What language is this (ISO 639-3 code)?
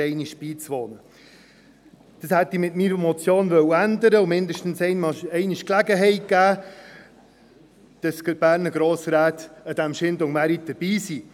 gsw